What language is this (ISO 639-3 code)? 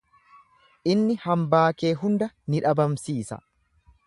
orm